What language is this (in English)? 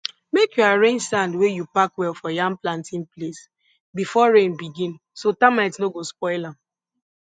Nigerian Pidgin